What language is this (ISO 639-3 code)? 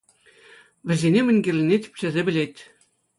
chv